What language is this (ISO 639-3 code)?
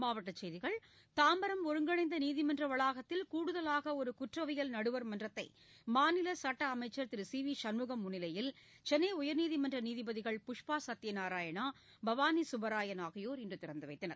tam